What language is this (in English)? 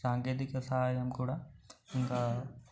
Telugu